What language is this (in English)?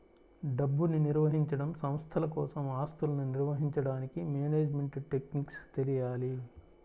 Telugu